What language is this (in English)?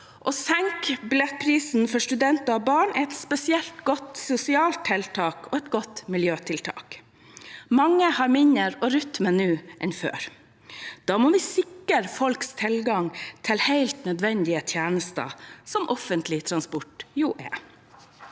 Norwegian